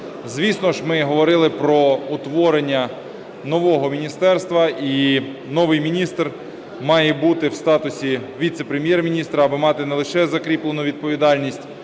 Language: Ukrainian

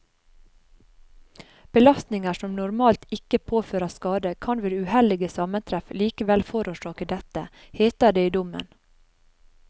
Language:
Norwegian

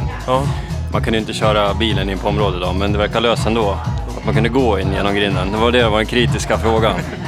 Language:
Swedish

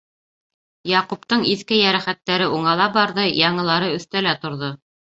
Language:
Bashkir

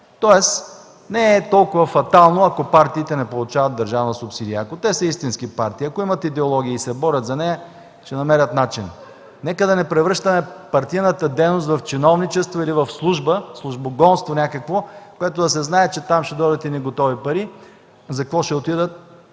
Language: Bulgarian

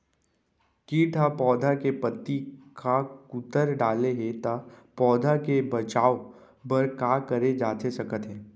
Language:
Chhattisgarhi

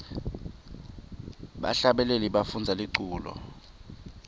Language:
Swati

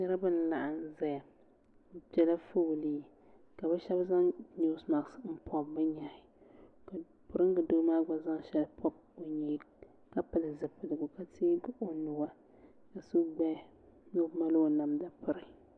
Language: Dagbani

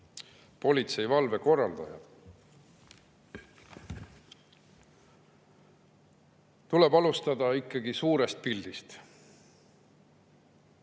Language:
Estonian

